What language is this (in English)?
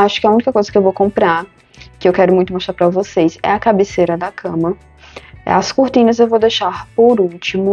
Portuguese